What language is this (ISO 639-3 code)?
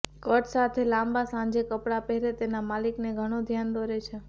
guj